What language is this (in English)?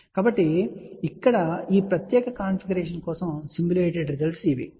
Telugu